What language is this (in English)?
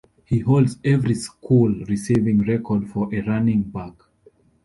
English